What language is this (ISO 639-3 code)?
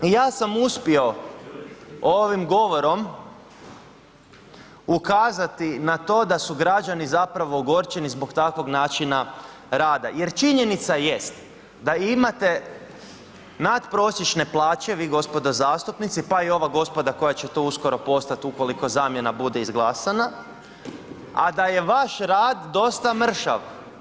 hrv